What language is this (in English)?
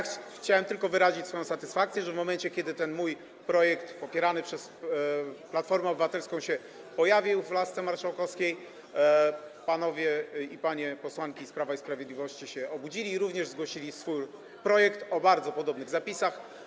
Polish